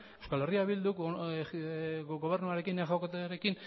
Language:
Basque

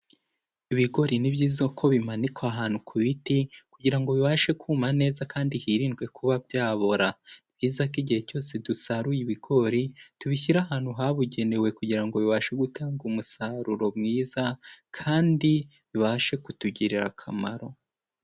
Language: Kinyarwanda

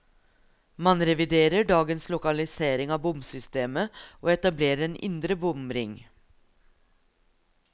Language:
Norwegian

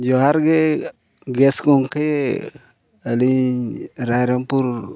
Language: Santali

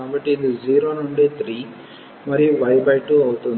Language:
Telugu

